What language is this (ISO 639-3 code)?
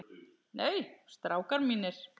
isl